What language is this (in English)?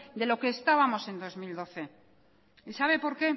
Spanish